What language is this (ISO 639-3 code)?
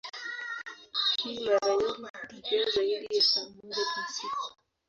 swa